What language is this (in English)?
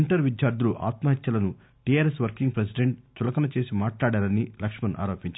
Telugu